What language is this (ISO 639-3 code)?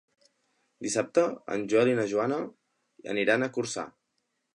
cat